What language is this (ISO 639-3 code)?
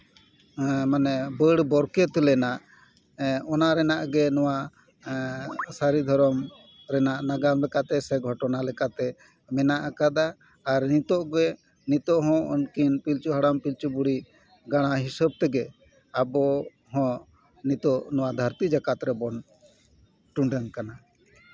sat